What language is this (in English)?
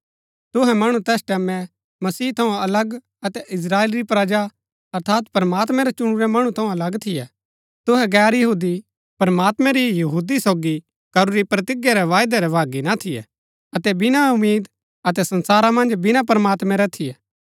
Gaddi